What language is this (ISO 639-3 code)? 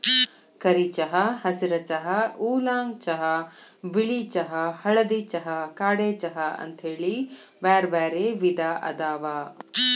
kan